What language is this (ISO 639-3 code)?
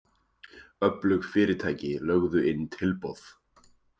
isl